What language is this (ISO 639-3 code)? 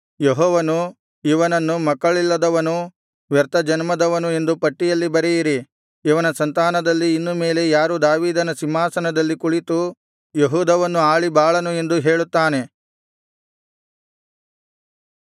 kan